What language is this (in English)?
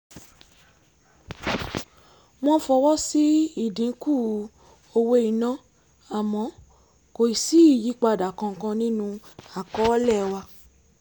Yoruba